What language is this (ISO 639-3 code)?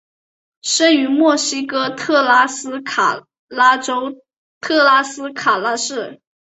zho